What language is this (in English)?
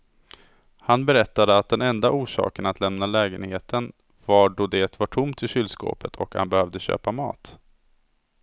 Swedish